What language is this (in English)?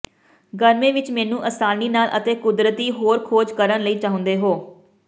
Punjabi